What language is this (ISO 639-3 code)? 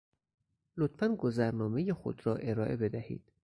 fas